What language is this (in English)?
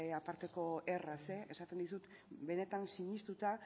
Basque